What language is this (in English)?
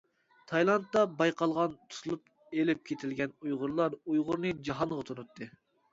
Uyghur